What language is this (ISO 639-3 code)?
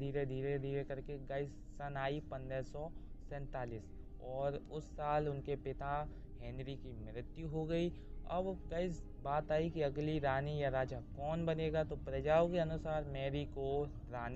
hin